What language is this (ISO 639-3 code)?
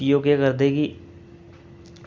doi